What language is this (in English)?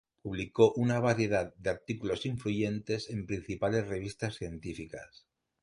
Spanish